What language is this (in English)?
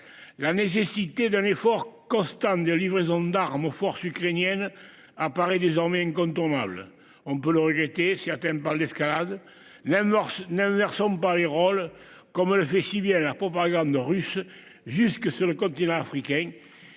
French